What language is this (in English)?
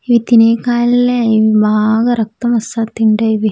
Telugu